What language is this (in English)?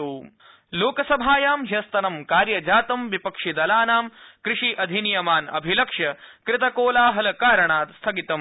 Sanskrit